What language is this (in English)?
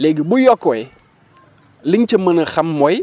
Wolof